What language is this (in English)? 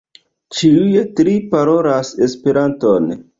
Esperanto